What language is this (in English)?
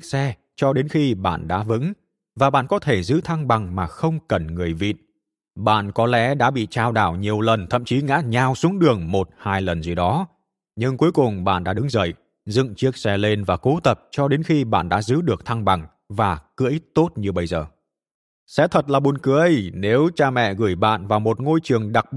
Vietnamese